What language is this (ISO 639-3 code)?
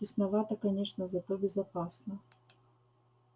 rus